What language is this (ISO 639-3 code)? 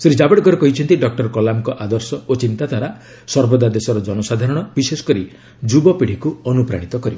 ori